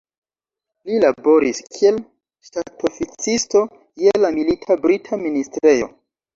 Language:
Esperanto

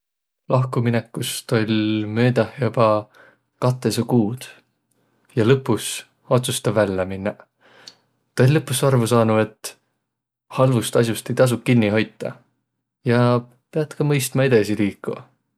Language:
Võro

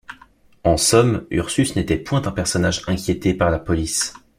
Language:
French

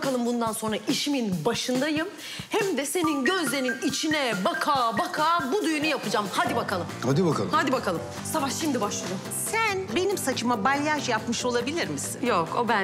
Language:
Turkish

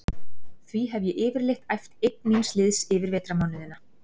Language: Icelandic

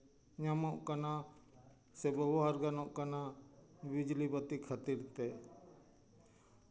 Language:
Santali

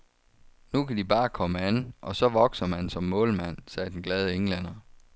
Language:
Danish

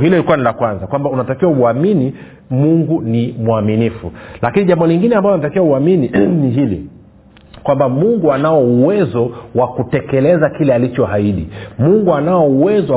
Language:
Swahili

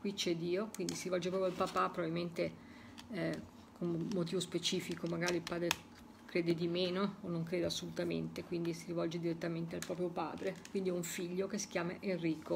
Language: Italian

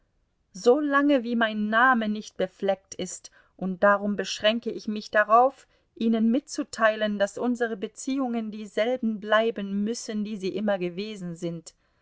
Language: German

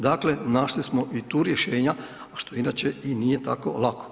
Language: Croatian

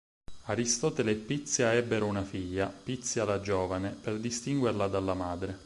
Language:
Italian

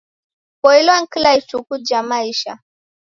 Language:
Taita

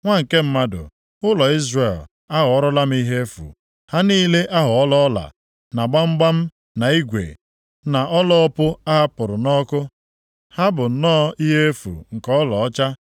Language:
Igbo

